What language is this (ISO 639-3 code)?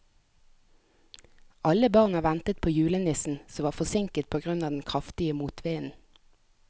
nor